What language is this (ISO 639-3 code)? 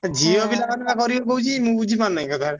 ori